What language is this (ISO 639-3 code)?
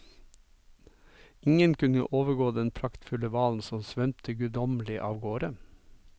nor